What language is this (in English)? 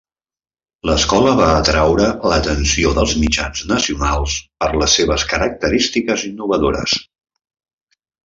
Catalan